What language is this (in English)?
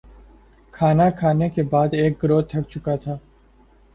Urdu